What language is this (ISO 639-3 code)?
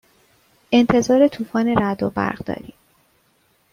fas